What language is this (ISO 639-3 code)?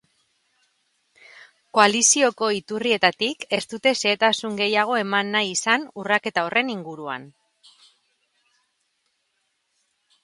eus